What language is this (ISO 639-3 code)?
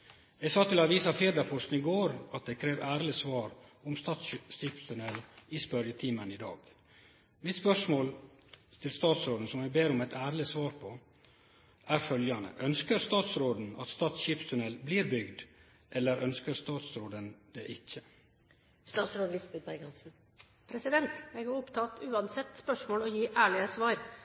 nor